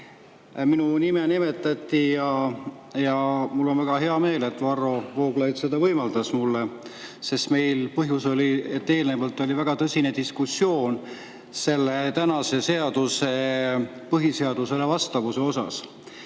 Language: Estonian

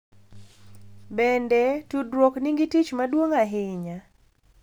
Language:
Luo (Kenya and Tanzania)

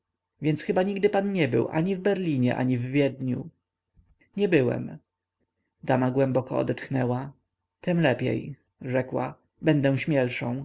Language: Polish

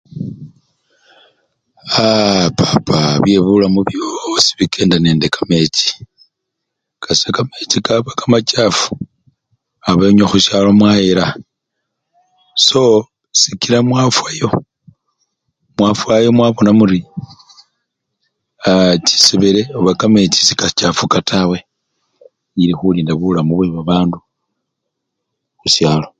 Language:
Luyia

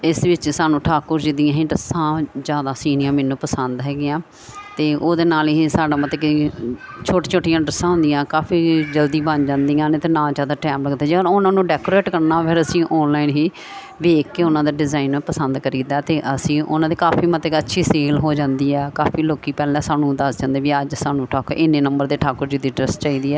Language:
Punjabi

